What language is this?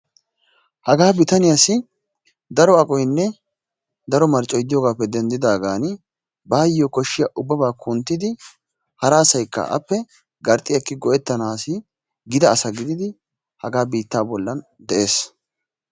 Wolaytta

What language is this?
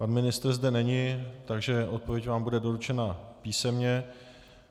Czech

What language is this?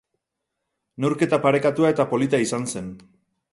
Basque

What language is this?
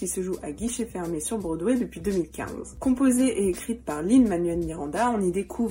French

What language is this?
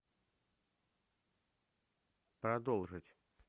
Russian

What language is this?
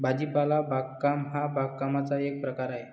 Marathi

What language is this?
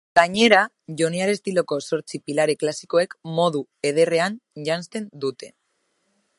Basque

